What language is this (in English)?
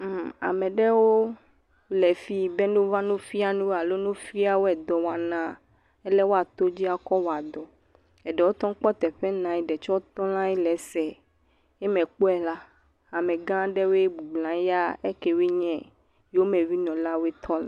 Ewe